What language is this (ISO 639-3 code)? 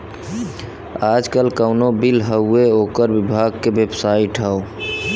bho